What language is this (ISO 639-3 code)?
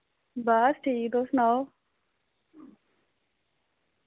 doi